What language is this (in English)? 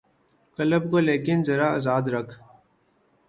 Urdu